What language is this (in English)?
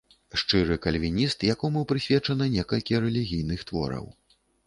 Belarusian